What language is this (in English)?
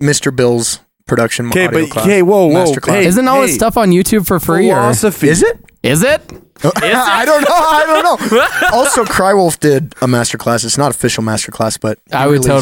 English